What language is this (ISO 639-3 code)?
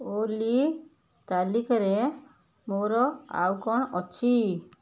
ori